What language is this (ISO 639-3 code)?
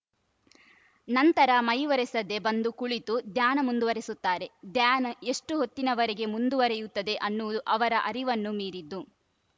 kan